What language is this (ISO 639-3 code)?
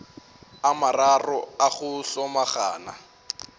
nso